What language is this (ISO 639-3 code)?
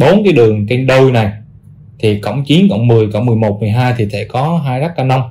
vie